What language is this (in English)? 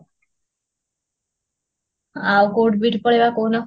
Odia